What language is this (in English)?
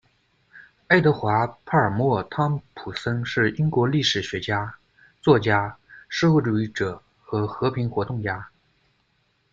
Chinese